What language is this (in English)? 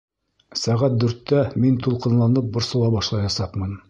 Bashkir